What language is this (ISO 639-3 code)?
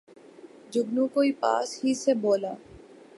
urd